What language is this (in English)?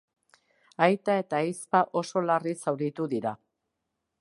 Basque